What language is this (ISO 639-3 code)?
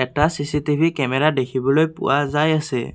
asm